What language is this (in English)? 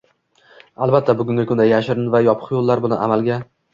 Uzbek